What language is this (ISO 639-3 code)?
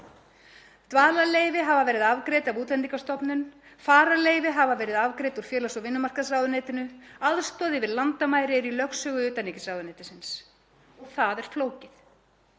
isl